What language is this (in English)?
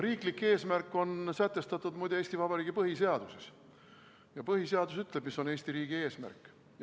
Estonian